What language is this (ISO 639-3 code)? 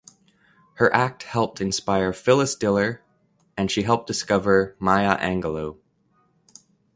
eng